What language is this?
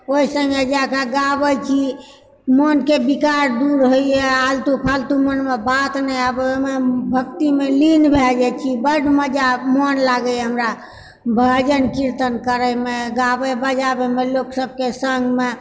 Maithili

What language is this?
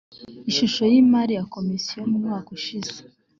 Kinyarwanda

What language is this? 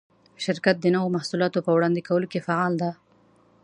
Pashto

